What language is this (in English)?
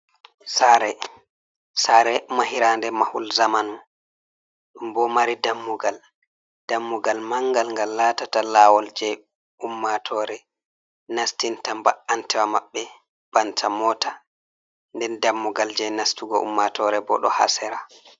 Fula